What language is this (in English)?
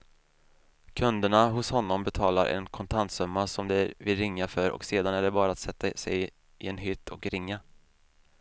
Swedish